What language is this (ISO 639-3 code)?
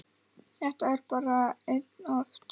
isl